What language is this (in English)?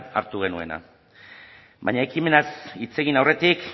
Basque